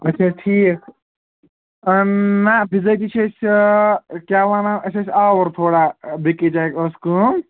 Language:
Kashmiri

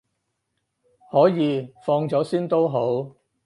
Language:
Cantonese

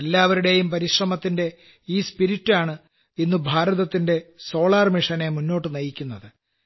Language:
Malayalam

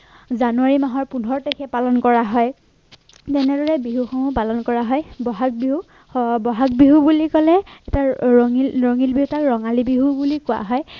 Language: Assamese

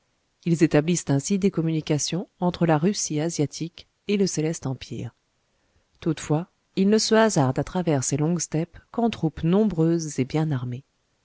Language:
French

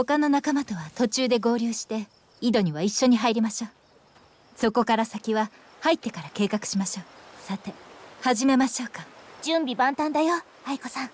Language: Japanese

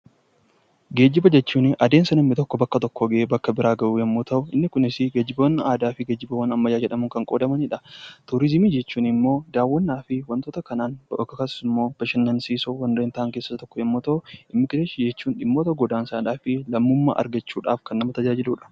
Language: Oromo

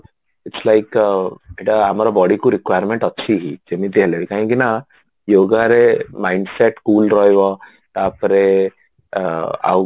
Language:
Odia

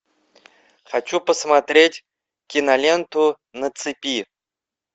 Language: Russian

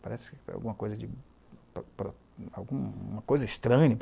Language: Portuguese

